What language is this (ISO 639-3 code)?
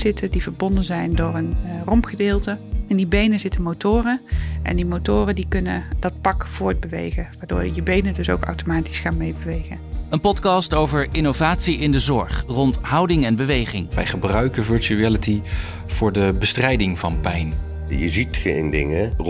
nld